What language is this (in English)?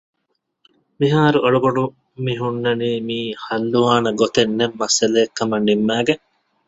Divehi